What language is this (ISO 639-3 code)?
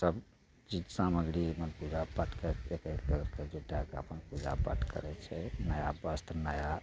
mai